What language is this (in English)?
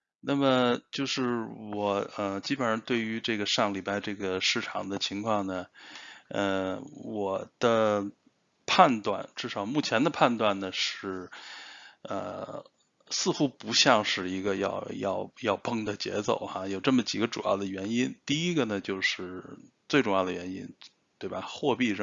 Chinese